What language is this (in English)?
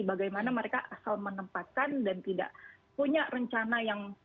Indonesian